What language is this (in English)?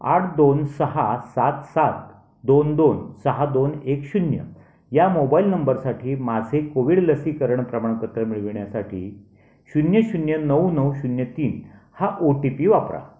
Marathi